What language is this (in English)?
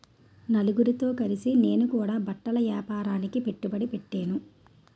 Telugu